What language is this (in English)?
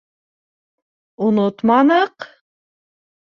Bashkir